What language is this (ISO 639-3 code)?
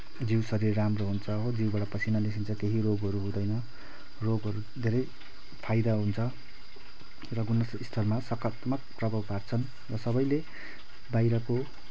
nep